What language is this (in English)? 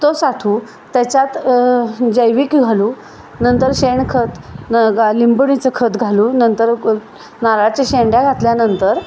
Marathi